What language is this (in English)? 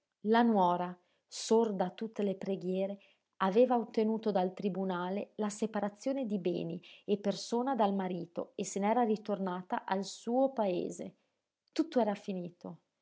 Italian